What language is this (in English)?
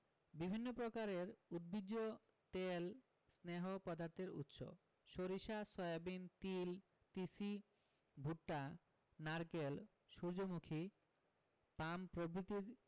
Bangla